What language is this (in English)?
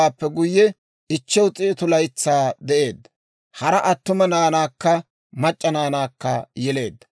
Dawro